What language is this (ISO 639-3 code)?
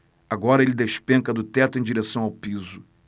por